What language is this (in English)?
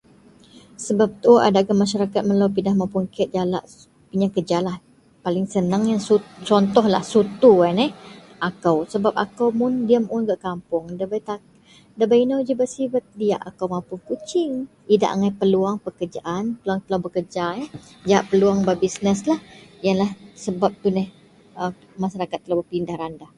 Central Melanau